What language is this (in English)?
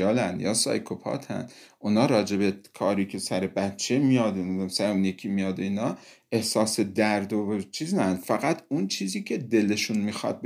Persian